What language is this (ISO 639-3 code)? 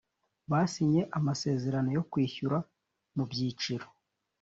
kin